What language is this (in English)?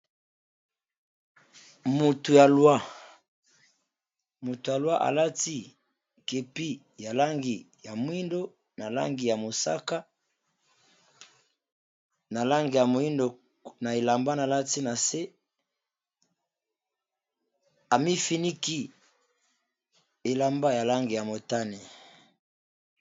Lingala